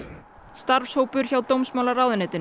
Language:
Icelandic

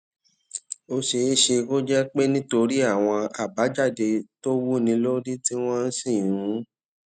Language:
Yoruba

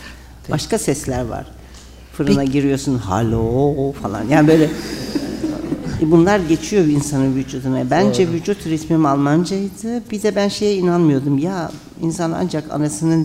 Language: Turkish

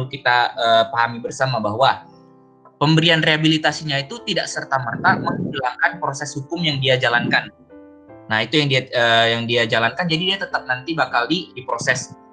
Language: Indonesian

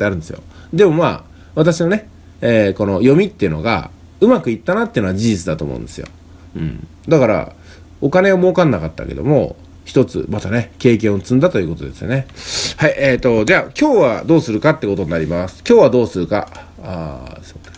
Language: Japanese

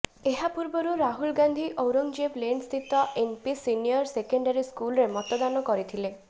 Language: Odia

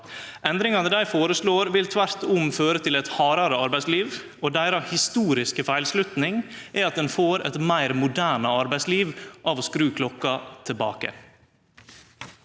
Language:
Norwegian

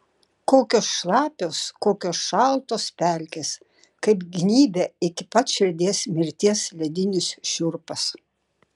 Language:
Lithuanian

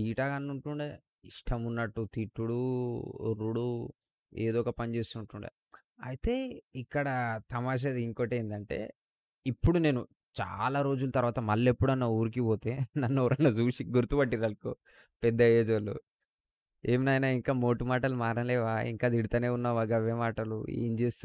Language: Telugu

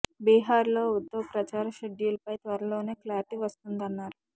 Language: Telugu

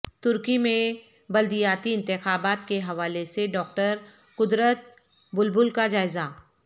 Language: Urdu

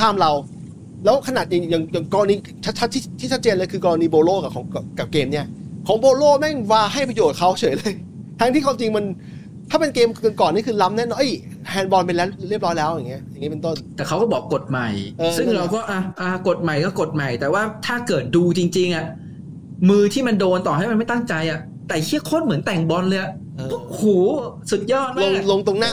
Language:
Thai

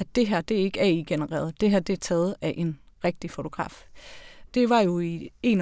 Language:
Danish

